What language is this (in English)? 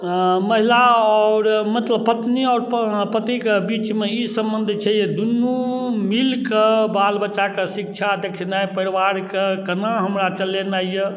Maithili